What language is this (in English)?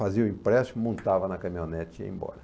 Portuguese